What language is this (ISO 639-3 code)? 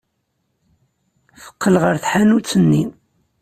kab